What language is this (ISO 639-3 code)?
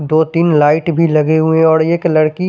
hin